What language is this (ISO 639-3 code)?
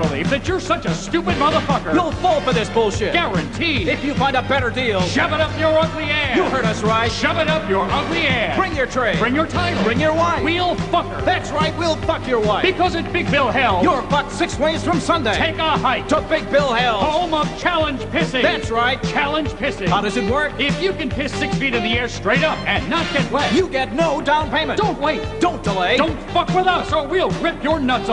eng